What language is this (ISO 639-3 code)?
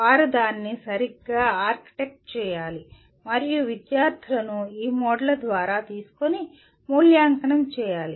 tel